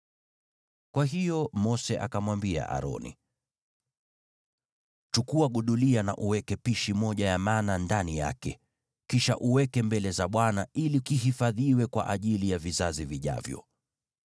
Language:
Swahili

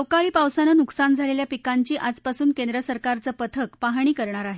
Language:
Marathi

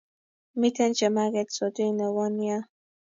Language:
Kalenjin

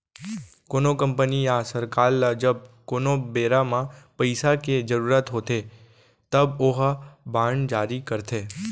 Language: Chhattisgarhi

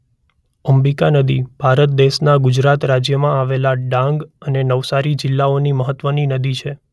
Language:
Gujarati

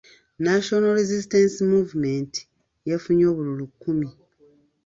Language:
Ganda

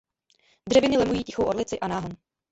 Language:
Czech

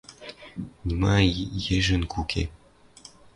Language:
Western Mari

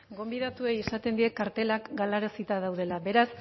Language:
Basque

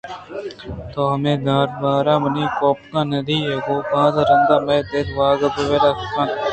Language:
Eastern Balochi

